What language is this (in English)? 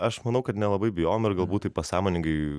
Lithuanian